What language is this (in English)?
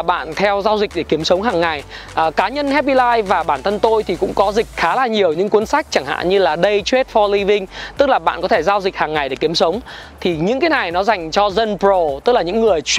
Vietnamese